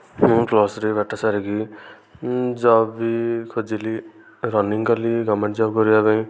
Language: Odia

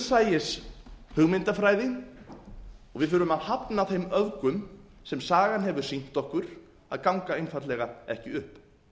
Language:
Icelandic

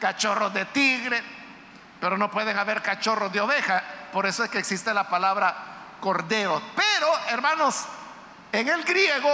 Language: Spanish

